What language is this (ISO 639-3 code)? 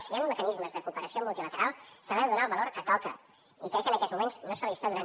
cat